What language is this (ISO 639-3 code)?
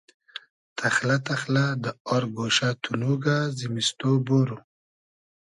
haz